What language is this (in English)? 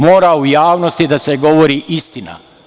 Serbian